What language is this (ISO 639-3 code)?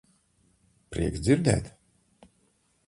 lav